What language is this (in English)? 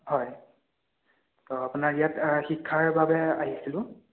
Assamese